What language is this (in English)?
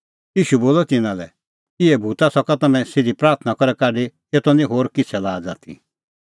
Kullu Pahari